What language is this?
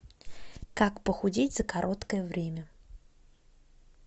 Russian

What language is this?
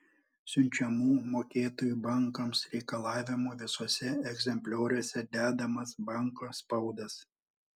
Lithuanian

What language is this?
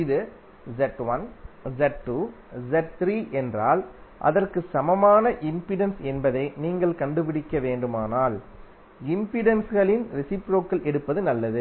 Tamil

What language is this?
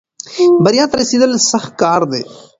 Pashto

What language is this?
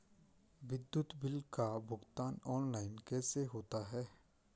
Hindi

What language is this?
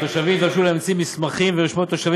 Hebrew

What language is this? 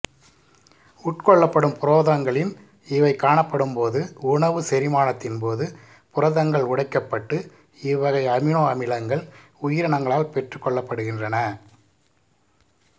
Tamil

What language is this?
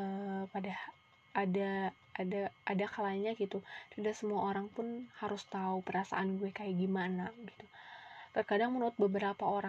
Indonesian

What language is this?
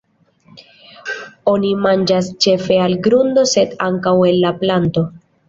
Esperanto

